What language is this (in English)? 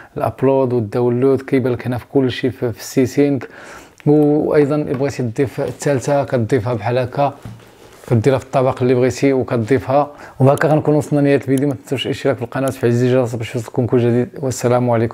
Arabic